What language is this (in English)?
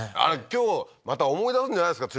Japanese